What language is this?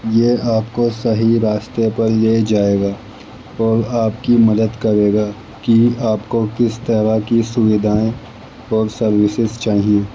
Urdu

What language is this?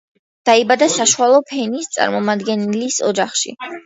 Georgian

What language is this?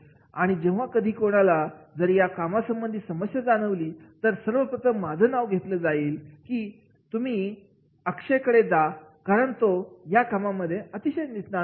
Marathi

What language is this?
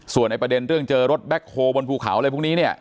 Thai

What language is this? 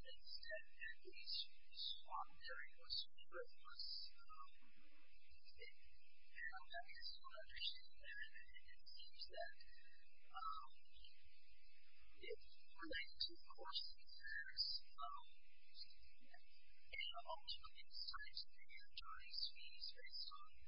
English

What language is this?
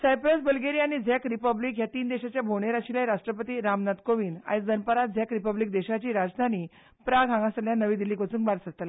Konkani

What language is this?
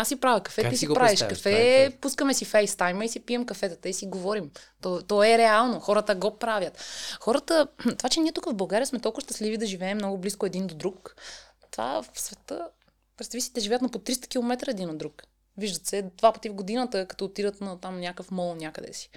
Bulgarian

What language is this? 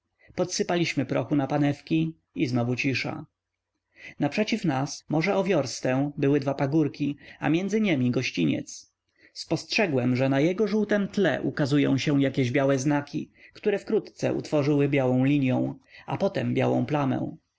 Polish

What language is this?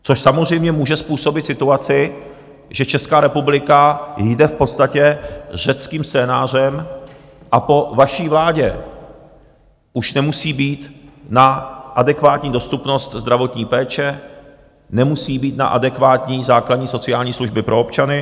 Czech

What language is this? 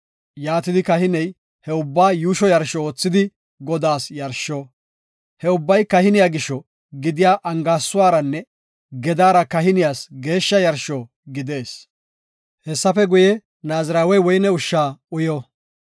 Gofa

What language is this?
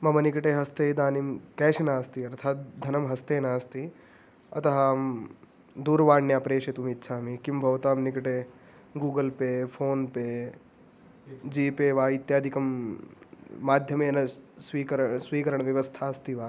Sanskrit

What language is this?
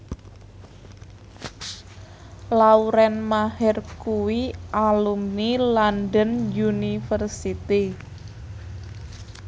Javanese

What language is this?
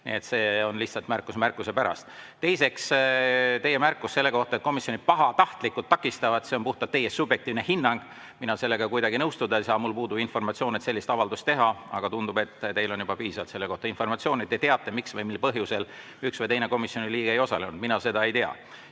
Estonian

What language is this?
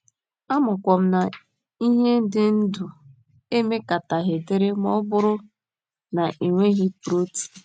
Igbo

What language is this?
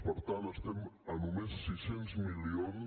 Catalan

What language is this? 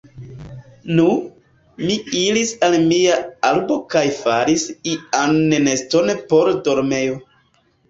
Esperanto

